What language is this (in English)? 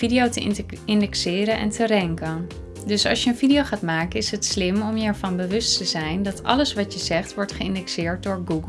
Dutch